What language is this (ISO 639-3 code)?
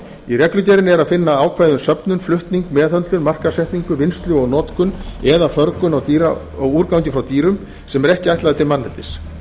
isl